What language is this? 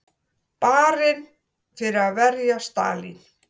Icelandic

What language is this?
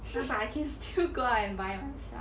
English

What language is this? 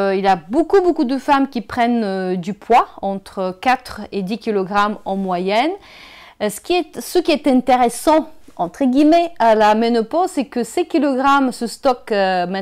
French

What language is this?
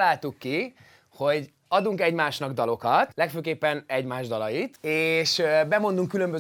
Hungarian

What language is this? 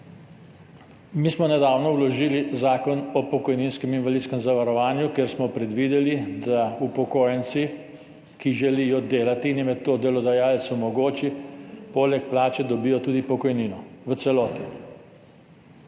Slovenian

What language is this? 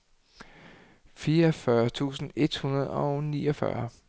Danish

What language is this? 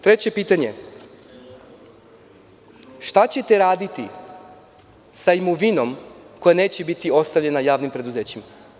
Serbian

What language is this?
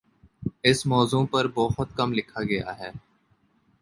Urdu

